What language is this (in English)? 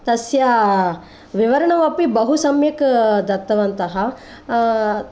Sanskrit